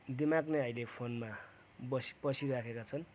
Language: Nepali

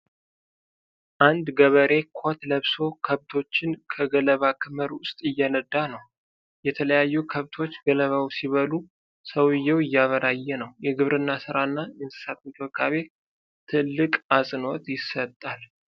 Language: Amharic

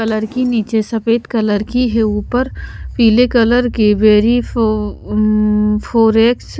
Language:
Hindi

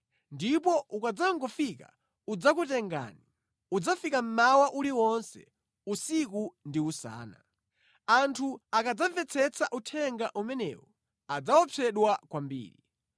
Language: Nyanja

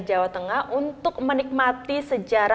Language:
Indonesian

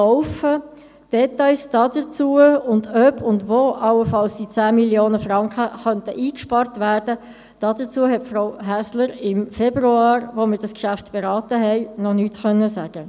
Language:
Swiss German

